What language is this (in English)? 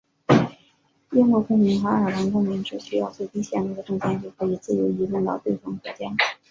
Chinese